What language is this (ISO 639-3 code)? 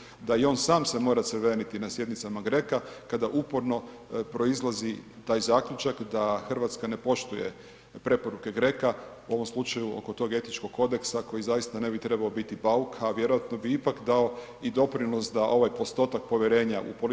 hrv